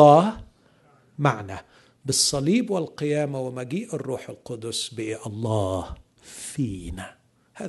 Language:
Arabic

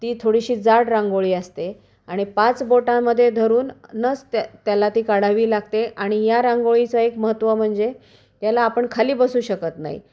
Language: Marathi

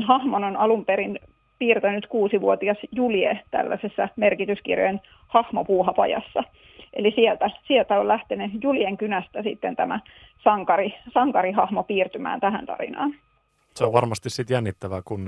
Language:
Finnish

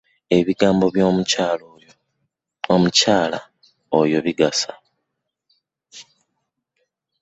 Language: Ganda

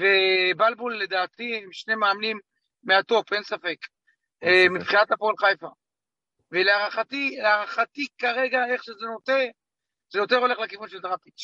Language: Hebrew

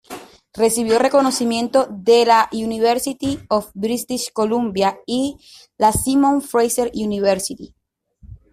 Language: Spanish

